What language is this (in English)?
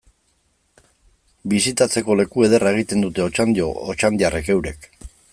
Basque